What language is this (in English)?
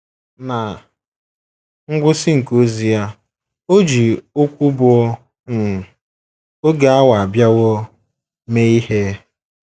Igbo